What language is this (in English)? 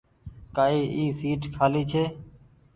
Goaria